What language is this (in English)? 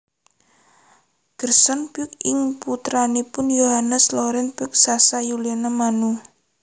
Javanese